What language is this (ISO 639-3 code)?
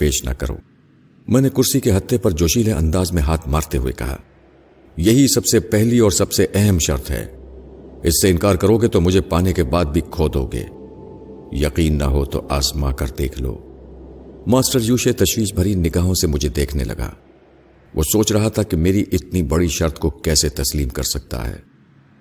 urd